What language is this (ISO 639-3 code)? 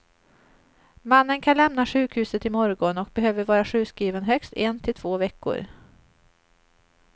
swe